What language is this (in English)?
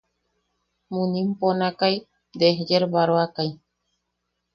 Yaqui